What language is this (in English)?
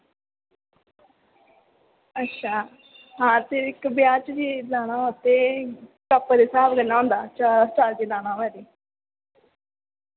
Dogri